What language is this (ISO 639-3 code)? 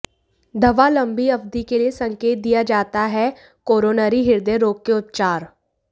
hin